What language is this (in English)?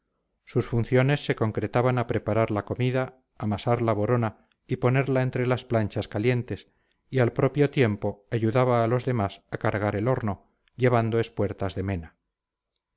Spanish